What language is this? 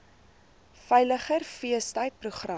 Afrikaans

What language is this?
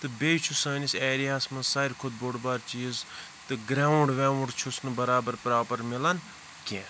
Kashmiri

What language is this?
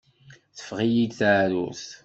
Kabyle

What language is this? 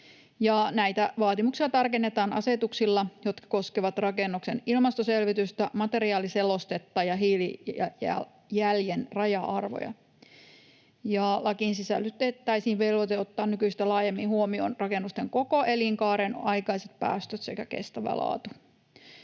Finnish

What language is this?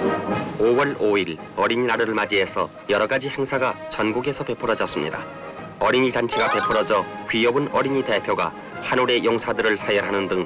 Korean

